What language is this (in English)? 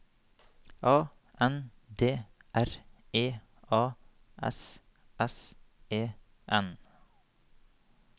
Norwegian